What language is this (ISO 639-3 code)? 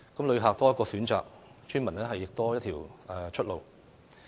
yue